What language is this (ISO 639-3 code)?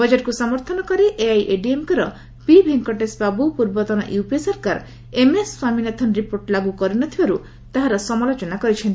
ori